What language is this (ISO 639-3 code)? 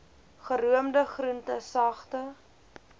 afr